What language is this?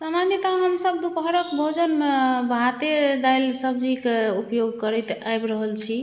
Maithili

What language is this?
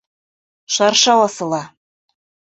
Bashkir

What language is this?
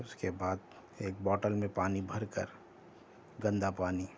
Urdu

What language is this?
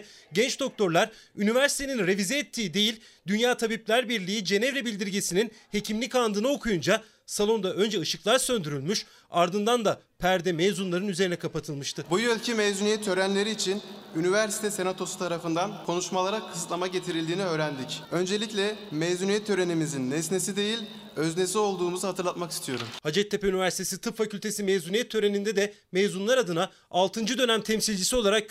Turkish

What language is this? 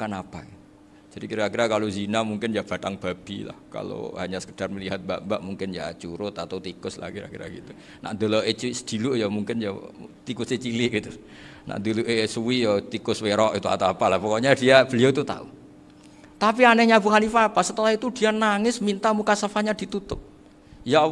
Indonesian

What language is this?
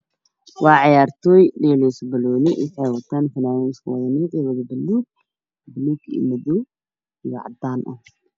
Somali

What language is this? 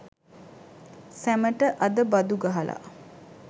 Sinhala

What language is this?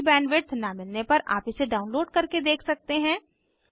Hindi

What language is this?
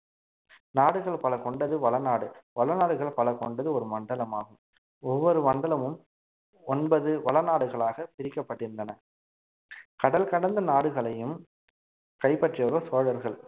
Tamil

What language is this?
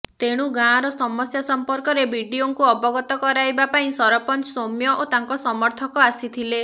Odia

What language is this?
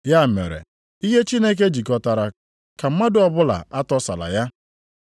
Igbo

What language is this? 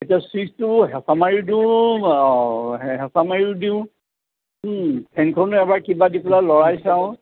Assamese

